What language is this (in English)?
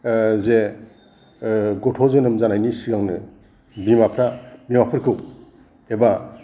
Bodo